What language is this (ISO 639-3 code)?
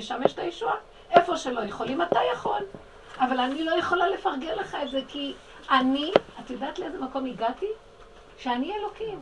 heb